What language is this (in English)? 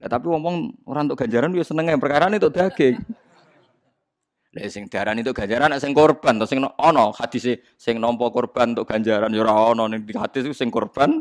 Indonesian